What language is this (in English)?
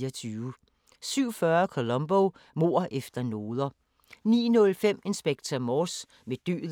Danish